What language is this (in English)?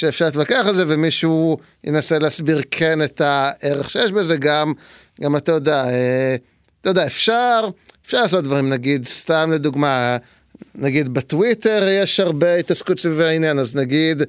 Hebrew